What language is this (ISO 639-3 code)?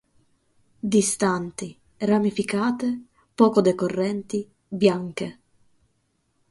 ita